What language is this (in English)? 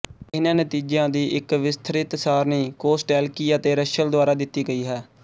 Punjabi